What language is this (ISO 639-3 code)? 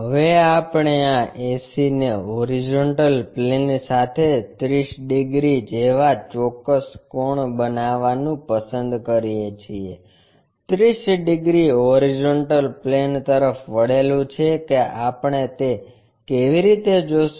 guj